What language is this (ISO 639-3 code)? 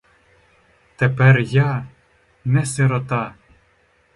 ukr